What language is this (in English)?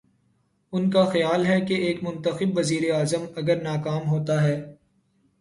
Urdu